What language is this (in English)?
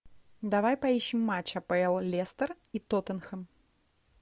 Russian